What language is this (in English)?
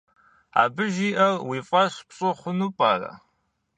Kabardian